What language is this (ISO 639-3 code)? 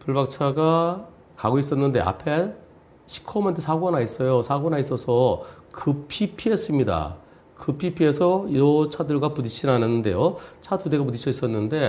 kor